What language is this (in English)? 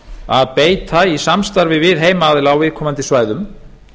Icelandic